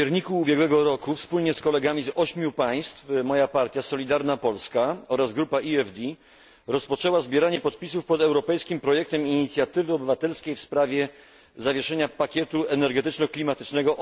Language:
Polish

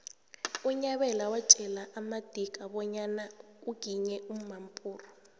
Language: South Ndebele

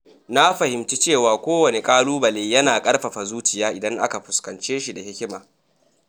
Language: Hausa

